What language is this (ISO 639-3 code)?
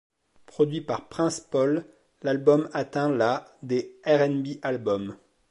fra